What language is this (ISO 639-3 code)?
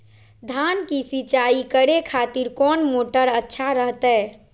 mag